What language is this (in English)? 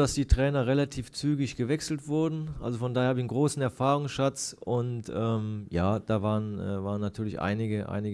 German